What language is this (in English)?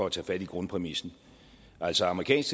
Danish